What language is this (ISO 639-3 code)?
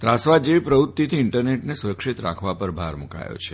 guj